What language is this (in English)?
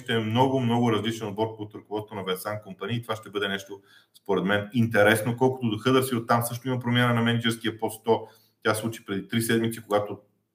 Bulgarian